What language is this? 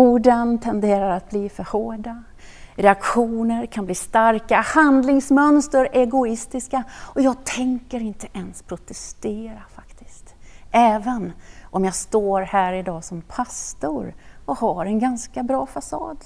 Swedish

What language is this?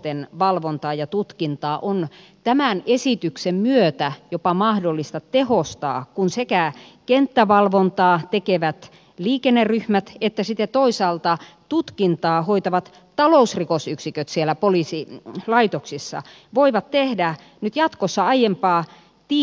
Finnish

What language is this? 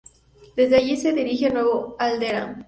Spanish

